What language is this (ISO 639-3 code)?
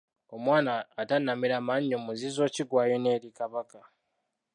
lug